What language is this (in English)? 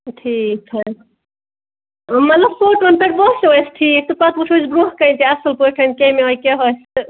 Kashmiri